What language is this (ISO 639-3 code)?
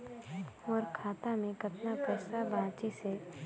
hne